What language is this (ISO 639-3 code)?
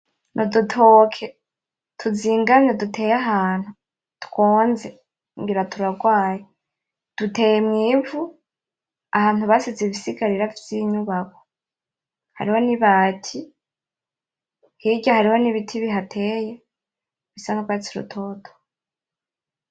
run